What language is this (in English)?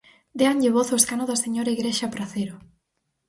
Galician